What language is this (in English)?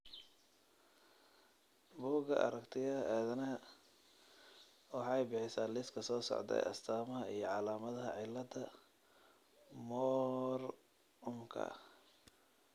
Somali